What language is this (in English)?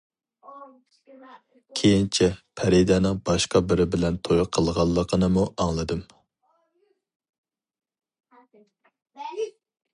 Uyghur